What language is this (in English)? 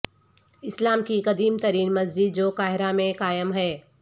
Urdu